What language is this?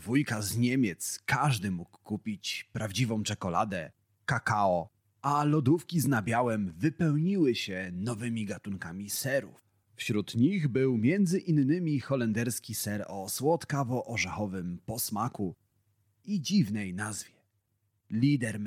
Polish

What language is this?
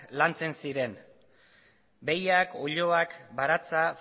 Basque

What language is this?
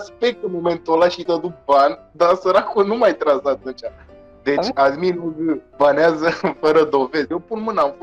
Romanian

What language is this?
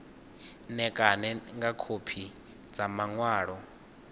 Venda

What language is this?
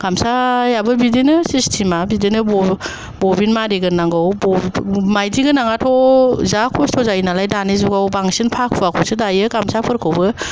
Bodo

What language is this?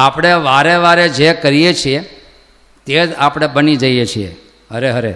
Gujarati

